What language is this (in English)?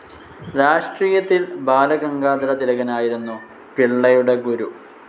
Malayalam